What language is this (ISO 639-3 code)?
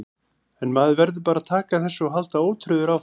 isl